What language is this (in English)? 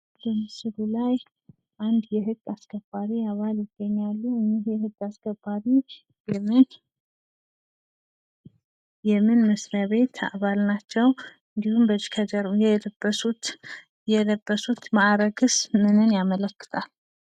Amharic